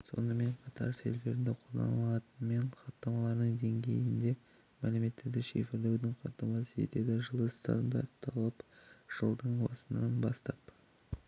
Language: Kazakh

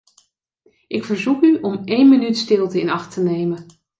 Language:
Dutch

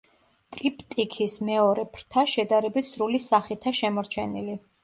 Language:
Georgian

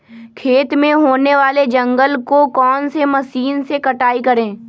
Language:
Magahi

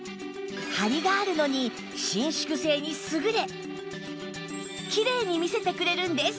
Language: Japanese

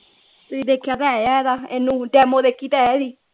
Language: Punjabi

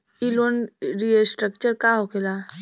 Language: Bhojpuri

